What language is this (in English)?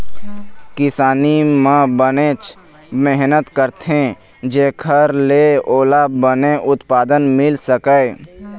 Chhattisgarhi